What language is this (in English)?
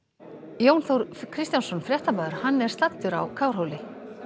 Icelandic